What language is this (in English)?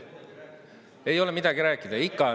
Estonian